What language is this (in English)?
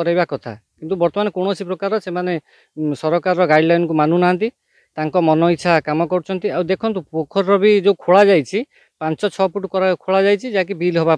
Romanian